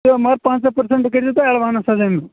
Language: Kashmiri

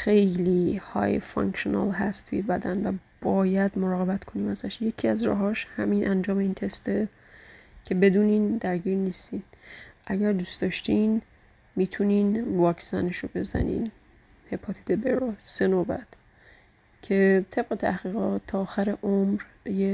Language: Persian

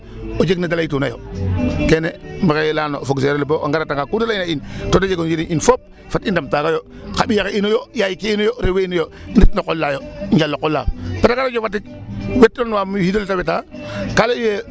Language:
Serer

